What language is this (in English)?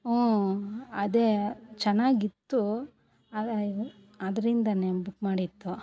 Kannada